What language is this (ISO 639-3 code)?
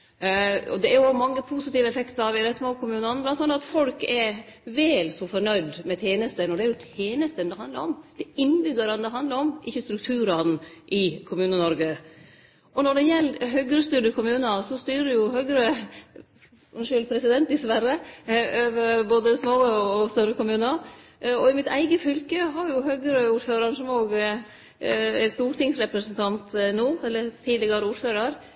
nno